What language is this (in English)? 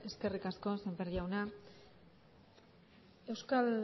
Basque